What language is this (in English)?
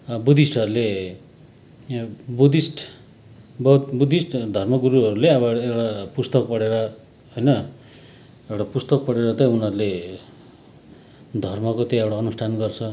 Nepali